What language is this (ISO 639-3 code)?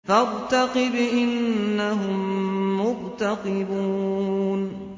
ara